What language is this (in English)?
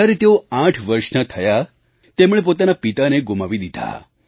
Gujarati